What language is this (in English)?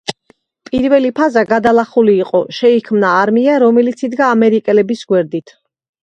Georgian